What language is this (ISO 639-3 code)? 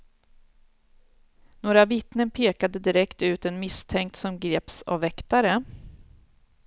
swe